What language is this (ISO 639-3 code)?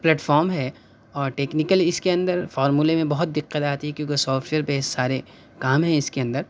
urd